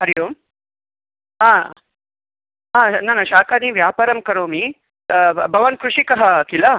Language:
Sanskrit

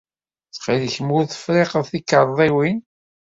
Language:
Kabyle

